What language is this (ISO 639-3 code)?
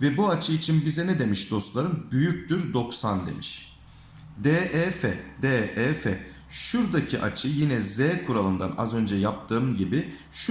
tur